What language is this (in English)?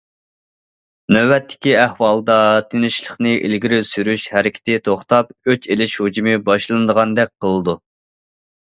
Uyghur